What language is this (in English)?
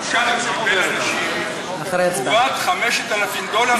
Hebrew